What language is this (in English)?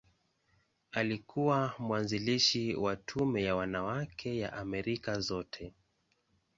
Swahili